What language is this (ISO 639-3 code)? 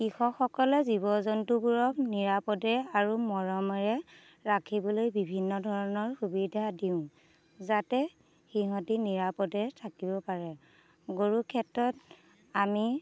asm